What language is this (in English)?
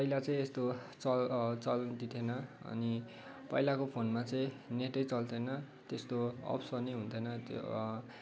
Nepali